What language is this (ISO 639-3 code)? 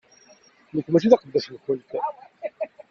kab